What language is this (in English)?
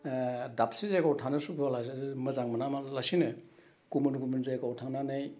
Bodo